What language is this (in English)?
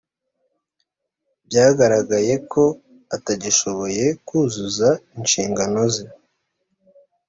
Kinyarwanda